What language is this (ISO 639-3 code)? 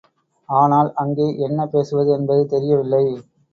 tam